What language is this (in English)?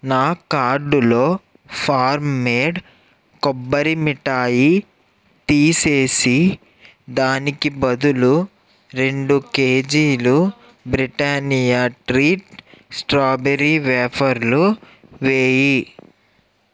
Telugu